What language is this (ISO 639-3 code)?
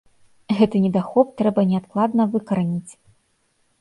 bel